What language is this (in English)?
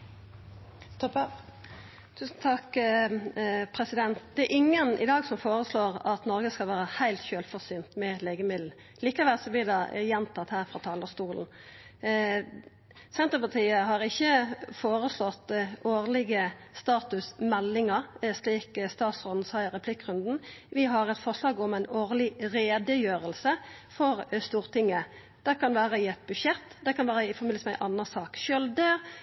Norwegian Nynorsk